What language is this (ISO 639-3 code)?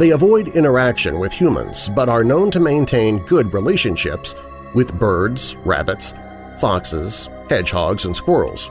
eng